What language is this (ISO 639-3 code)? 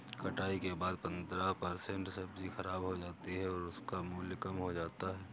hin